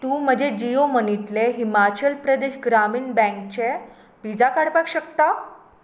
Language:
Konkani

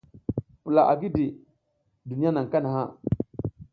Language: South Giziga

